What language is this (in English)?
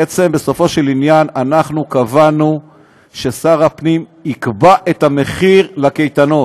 Hebrew